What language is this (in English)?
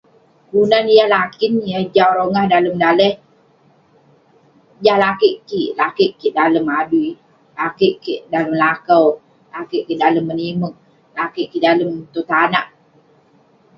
Western Penan